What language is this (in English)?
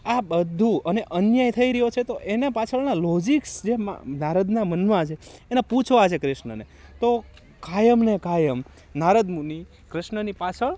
Gujarati